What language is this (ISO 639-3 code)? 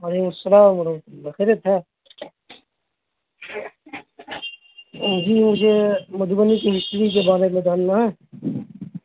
urd